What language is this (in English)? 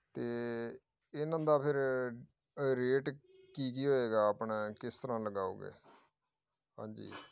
Punjabi